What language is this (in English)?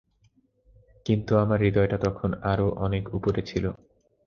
Bangla